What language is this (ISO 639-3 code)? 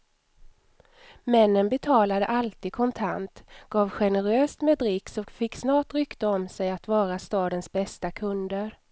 swe